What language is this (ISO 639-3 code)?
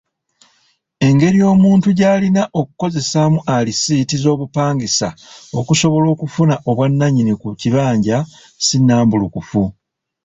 lug